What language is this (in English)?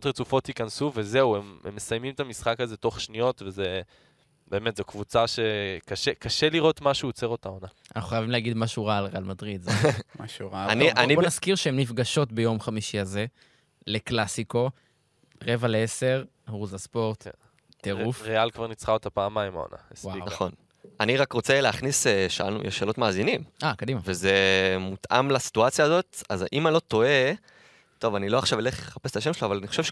Hebrew